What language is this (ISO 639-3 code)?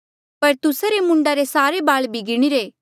mjl